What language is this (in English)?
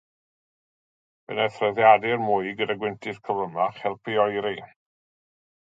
Welsh